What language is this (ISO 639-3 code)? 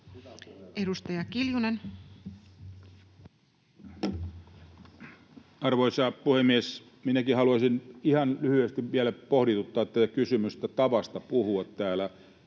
fin